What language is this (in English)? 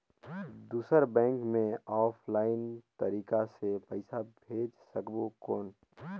Chhattisgarhi